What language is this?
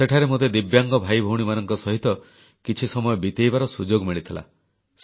Odia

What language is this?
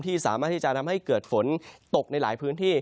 Thai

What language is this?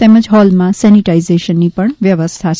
Gujarati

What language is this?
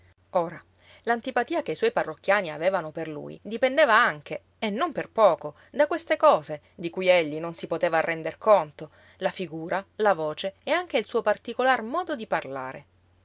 Italian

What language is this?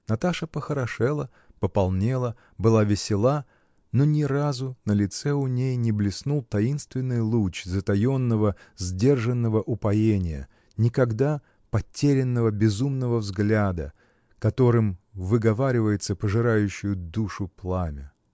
Russian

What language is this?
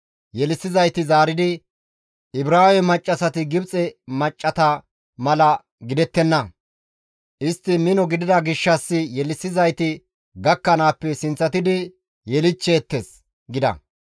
Gamo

